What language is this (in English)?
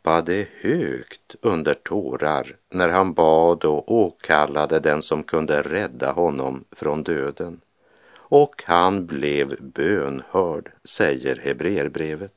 Swedish